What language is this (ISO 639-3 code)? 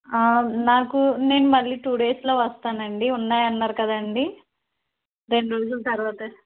tel